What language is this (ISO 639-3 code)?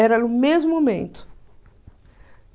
por